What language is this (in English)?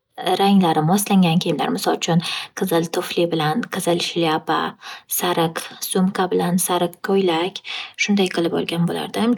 Uzbek